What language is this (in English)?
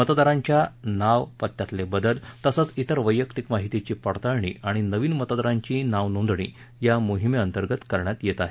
Marathi